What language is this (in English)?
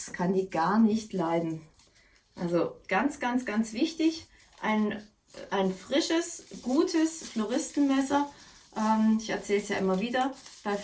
German